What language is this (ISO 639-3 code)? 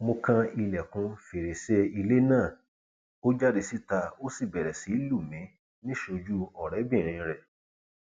yor